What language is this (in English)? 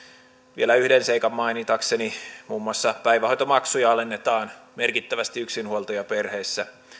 Finnish